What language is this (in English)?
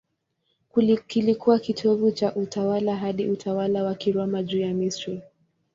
Swahili